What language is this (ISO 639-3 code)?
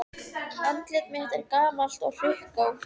isl